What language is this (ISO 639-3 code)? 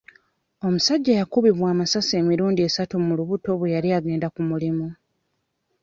lug